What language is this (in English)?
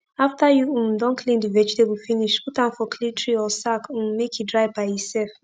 Nigerian Pidgin